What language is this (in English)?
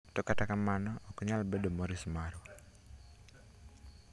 Luo (Kenya and Tanzania)